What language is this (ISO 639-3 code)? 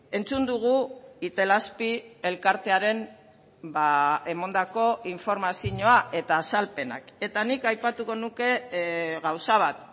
eus